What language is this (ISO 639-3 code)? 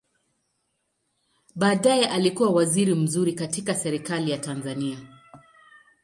swa